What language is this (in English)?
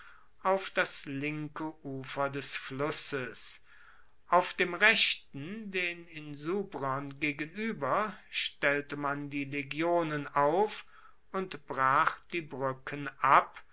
German